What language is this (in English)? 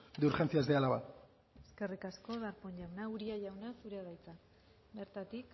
Basque